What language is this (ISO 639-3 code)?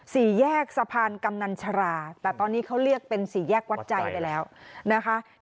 tha